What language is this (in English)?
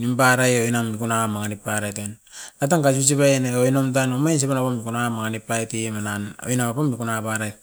Askopan